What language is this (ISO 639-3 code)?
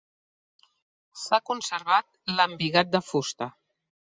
cat